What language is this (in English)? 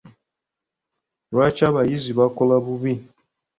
Ganda